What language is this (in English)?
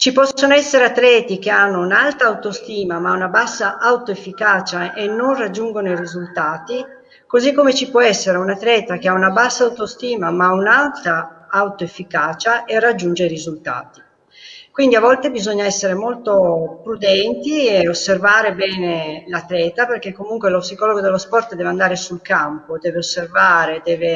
Italian